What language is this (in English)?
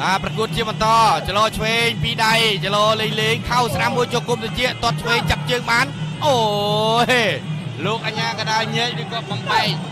Thai